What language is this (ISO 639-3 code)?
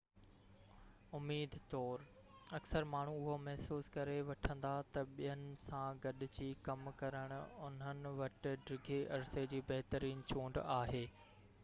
snd